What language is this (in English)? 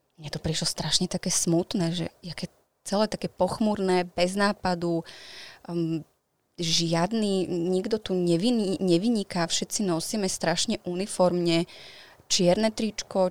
Slovak